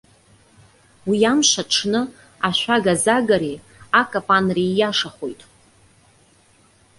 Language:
Abkhazian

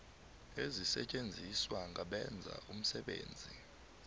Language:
South Ndebele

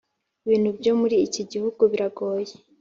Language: Kinyarwanda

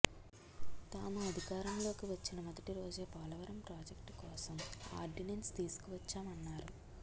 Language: Telugu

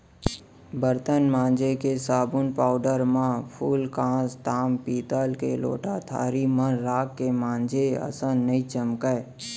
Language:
Chhattisgarhi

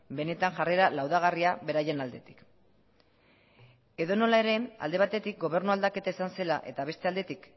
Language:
Basque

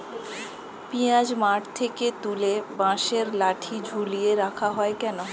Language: Bangla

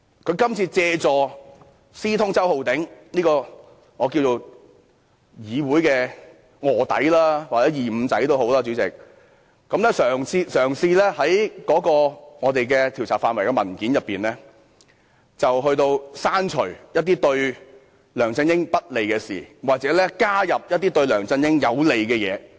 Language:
Cantonese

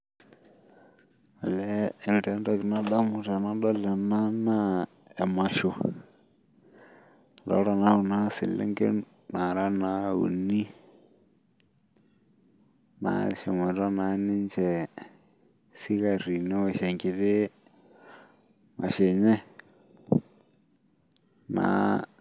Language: Masai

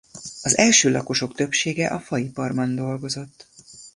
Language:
Hungarian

